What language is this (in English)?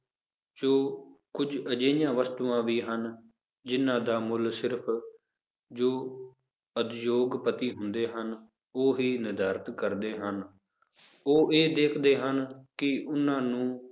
Punjabi